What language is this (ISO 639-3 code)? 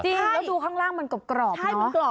tha